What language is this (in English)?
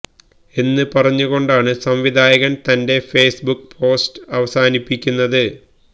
Malayalam